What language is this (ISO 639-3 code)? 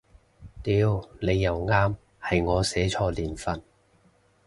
yue